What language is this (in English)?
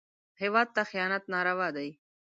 Pashto